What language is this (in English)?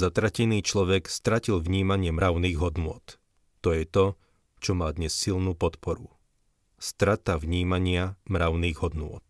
Slovak